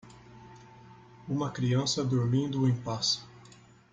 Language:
Portuguese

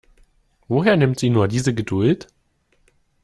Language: German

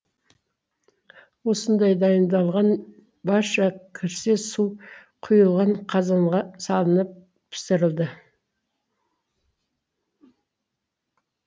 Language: Kazakh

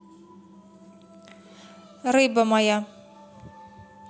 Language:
Russian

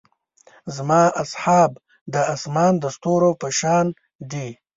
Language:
Pashto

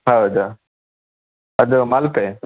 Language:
Kannada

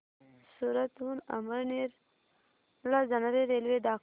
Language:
Marathi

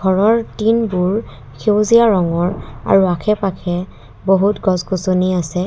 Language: Assamese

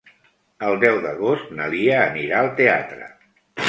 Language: Catalan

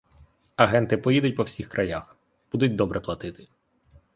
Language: Ukrainian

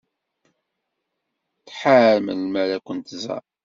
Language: Kabyle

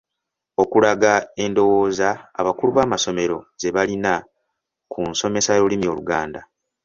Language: Ganda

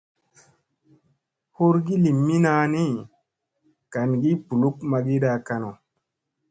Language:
Musey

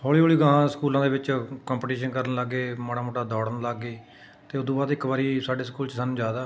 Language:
Punjabi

